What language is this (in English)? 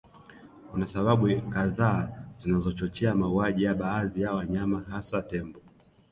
Swahili